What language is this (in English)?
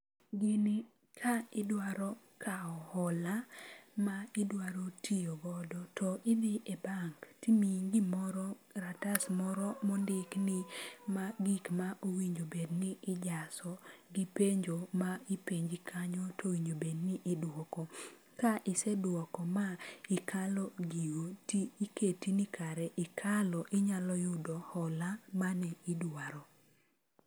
Luo (Kenya and Tanzania)